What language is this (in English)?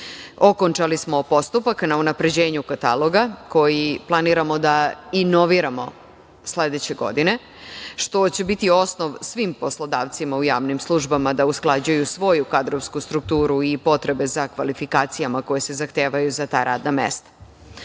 Serbian